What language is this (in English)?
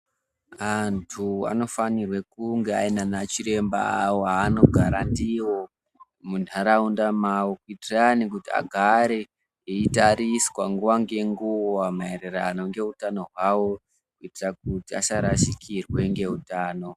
Ndau